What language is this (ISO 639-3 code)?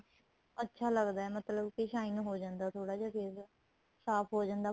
pan